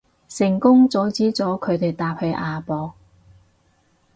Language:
Cantonese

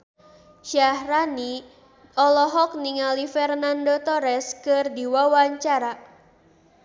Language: Sundanese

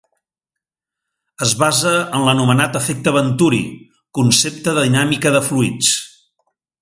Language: Catalan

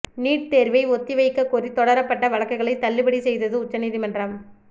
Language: Tamil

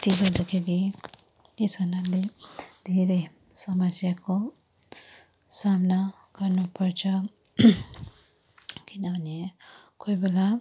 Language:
Nepali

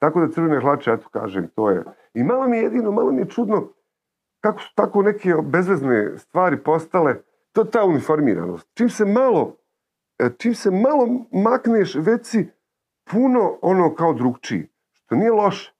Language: Croatian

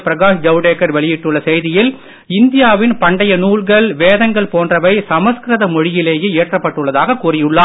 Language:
Tamil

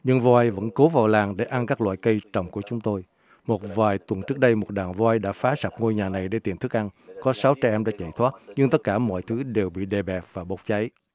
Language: Vietnamese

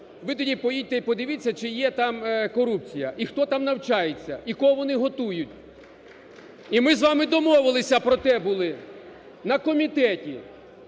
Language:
Ukrainian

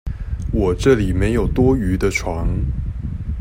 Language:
Chinese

